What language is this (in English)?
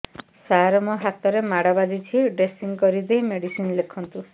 Odia